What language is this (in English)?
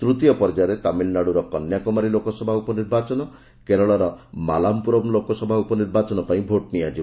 Odia